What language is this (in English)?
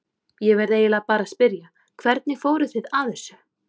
Icelandic